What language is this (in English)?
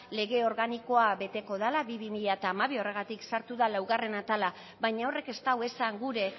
Basque